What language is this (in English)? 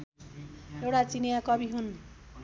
Nepali